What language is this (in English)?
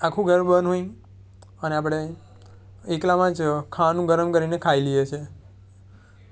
Gujarati